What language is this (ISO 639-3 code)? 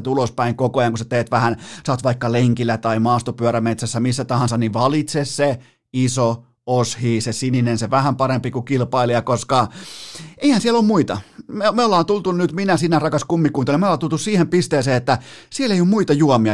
fin